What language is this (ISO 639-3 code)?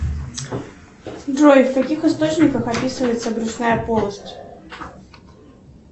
rus